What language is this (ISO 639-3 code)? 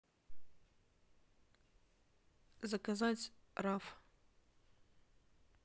rus